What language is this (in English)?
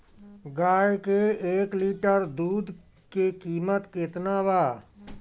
Bhojpuri